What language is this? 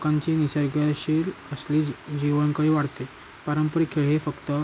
Marathi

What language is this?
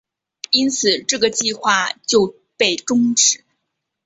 Chinese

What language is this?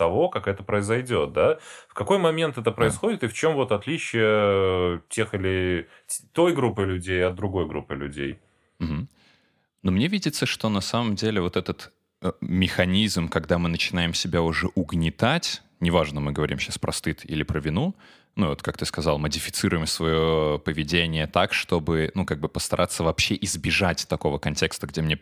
Russian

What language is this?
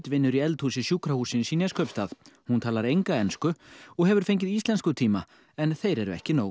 Icelandic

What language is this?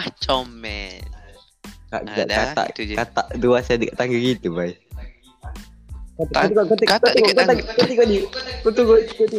Malay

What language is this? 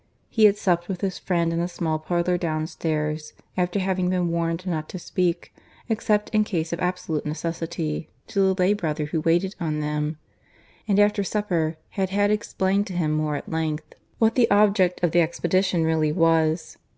English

